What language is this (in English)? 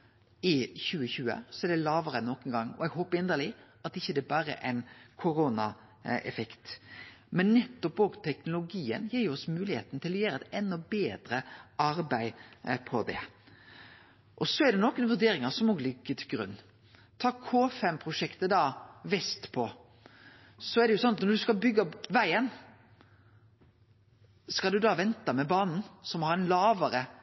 Norwegian Nynorsk